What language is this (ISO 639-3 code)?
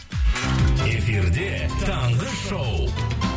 kaz